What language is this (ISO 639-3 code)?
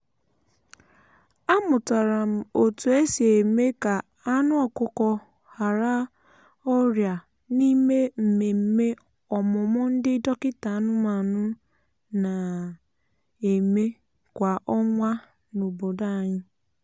ibo